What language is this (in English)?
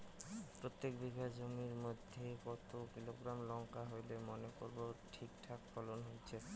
Bangla